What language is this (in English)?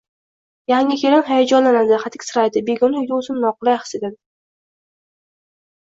Uzbek